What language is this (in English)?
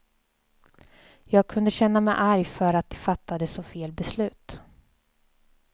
Swedish